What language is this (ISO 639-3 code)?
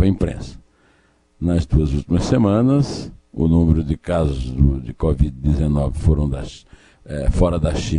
por